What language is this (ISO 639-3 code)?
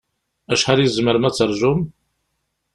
kab